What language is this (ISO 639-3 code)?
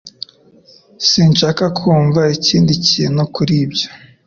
kin